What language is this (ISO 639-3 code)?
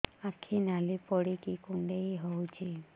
ori